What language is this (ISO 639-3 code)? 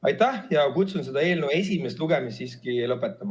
est